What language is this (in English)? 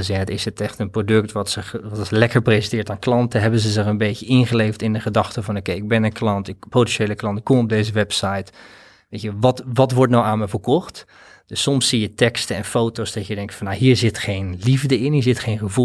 Dutch